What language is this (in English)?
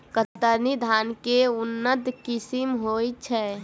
Maithili